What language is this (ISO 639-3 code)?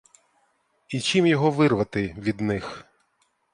ukr